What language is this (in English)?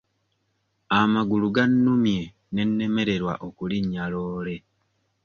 Ganda